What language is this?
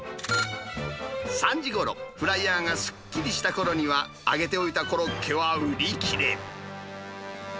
Japanese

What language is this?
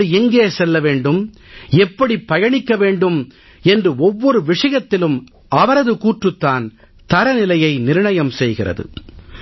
Tamil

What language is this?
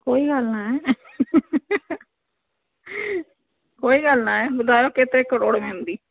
Sindhi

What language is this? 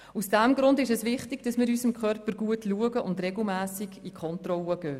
Swiss German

